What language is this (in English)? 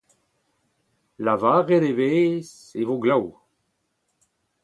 Breton